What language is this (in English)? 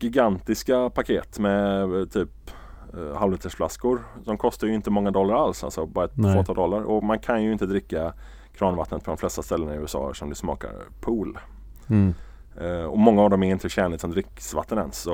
Swedish